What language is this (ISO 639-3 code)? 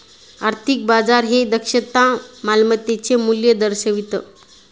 mar